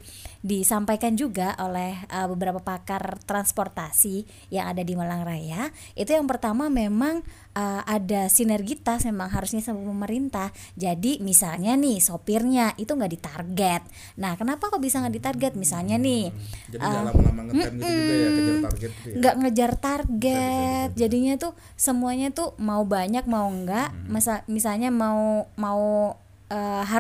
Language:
Indonesian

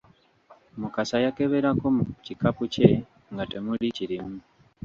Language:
Ganda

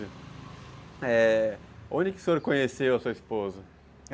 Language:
Portuguese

